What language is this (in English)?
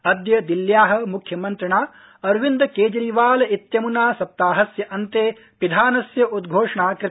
Sanskrit